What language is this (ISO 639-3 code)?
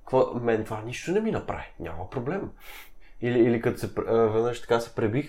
bul